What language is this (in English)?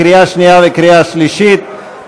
Hebrew